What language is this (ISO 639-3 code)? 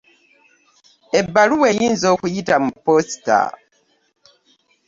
lug